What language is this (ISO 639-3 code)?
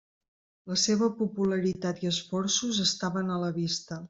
cat